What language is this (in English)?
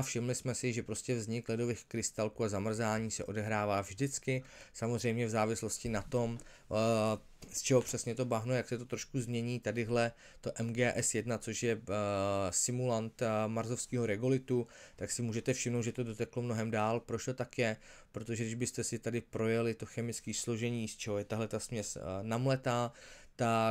Czech